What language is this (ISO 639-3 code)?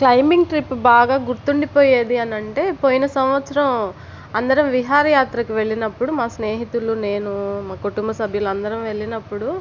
tel